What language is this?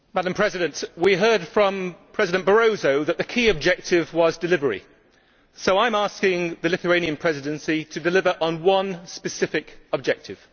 English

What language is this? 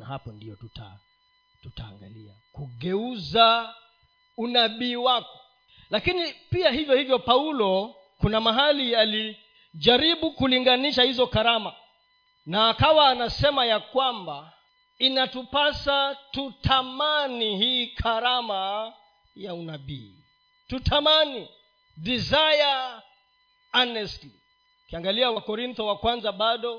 Swahili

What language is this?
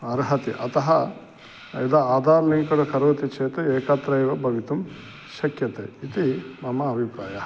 Sanskrit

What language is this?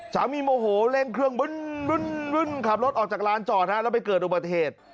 Thai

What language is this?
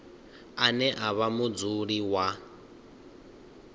Venda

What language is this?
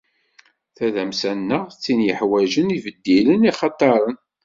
Kabyle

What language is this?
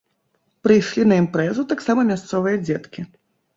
Belarusian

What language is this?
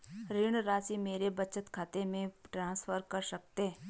Hindi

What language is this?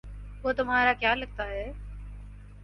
Urdu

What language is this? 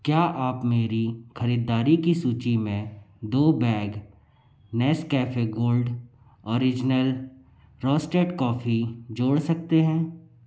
Hindi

